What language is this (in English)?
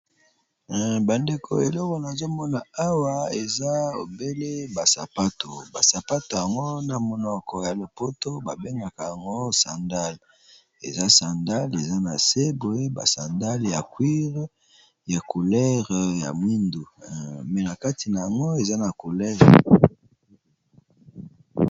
Lingala